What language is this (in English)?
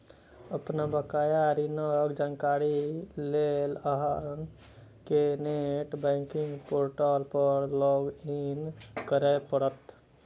Maithili